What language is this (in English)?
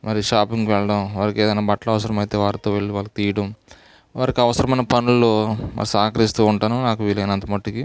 Telugu